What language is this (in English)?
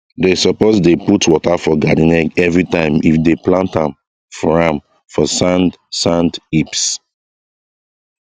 Nigerian Pidgin